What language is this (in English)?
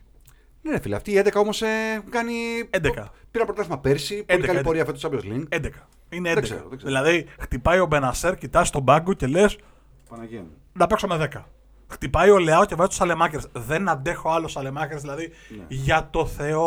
Greek